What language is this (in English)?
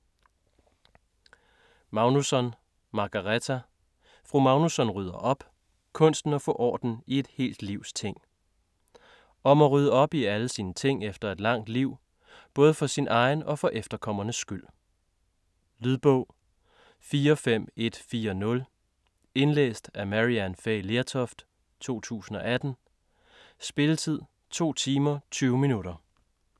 Danish